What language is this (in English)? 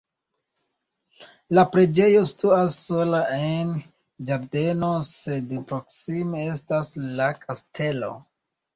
Esperanto